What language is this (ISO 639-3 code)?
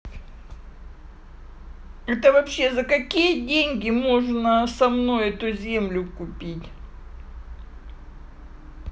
rus